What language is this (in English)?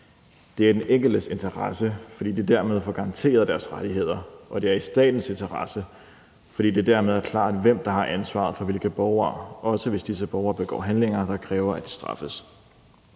Danish